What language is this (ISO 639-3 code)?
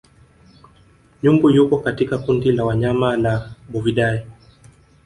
swa